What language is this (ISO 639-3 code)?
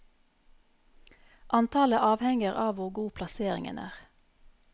nor